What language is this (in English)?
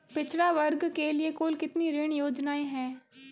Hindi